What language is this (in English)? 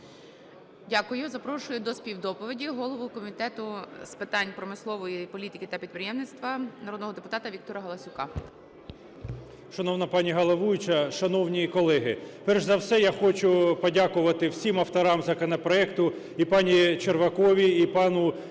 Ukrainian